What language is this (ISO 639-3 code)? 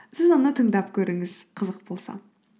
kaz